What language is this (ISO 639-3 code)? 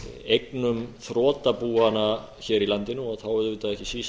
isl